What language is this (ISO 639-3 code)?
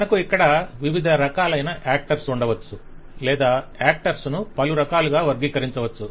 tel